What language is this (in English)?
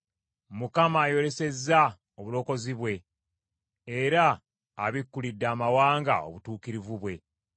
Ganda